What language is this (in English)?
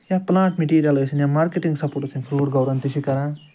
Kashmiri